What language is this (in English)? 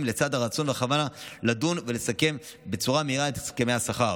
Hebrew